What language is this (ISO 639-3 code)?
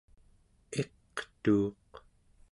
esu